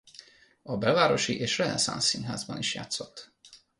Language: Hungarian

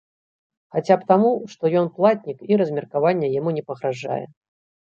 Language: Belarusian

